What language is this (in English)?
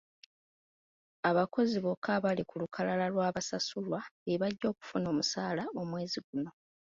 Ganda